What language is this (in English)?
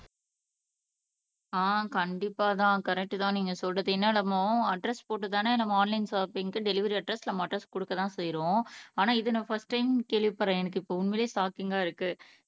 Tamil